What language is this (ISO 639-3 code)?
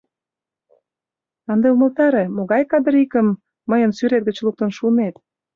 chm